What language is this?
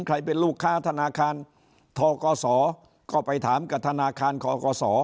Thai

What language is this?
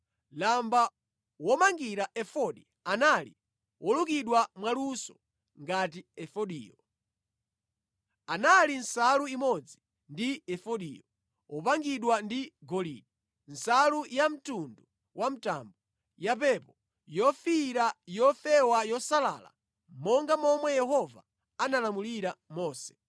Nyanja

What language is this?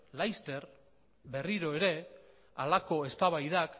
Basque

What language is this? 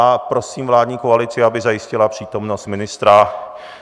Czech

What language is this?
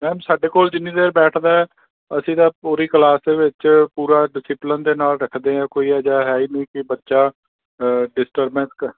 Punjabi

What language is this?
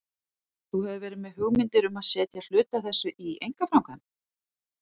Icelandic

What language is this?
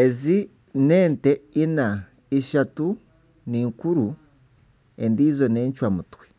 Nyankole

